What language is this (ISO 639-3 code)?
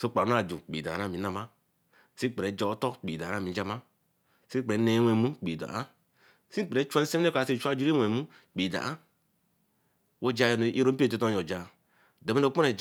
elm